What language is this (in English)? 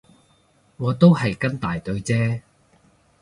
Cantonese